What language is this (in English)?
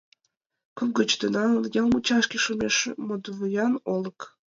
Mari